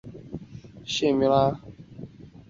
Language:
Chinese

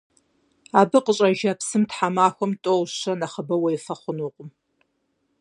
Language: Kabardian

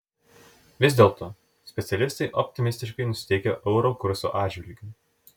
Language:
Lithuanian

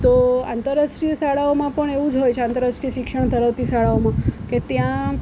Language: Gujarati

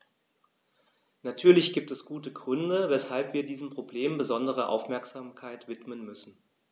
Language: German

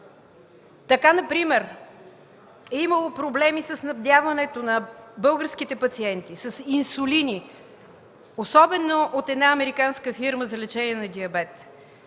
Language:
Bulgarian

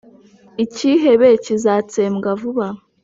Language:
Kinyarwanda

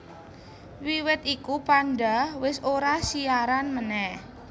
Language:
Javanese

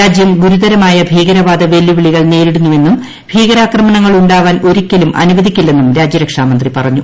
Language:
Malayalam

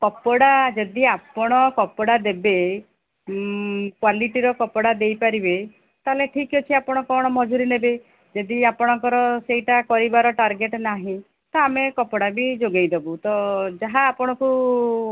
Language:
Odia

